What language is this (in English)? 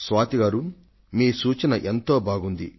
Telugu